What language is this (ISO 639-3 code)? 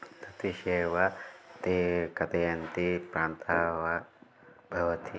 san